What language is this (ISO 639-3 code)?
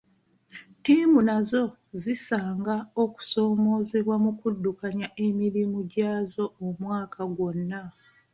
lug